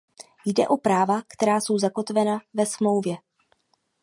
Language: Czech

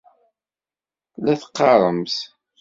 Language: Kabyle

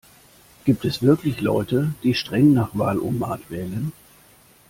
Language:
German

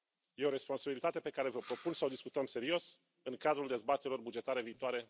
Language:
Romanian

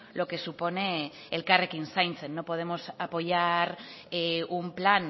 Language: Spanish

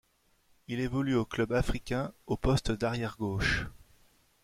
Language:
French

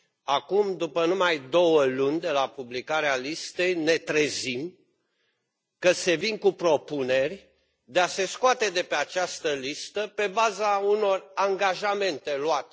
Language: Romanian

